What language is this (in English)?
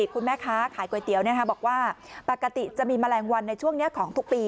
Thai